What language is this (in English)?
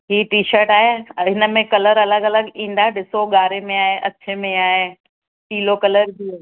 Sindhi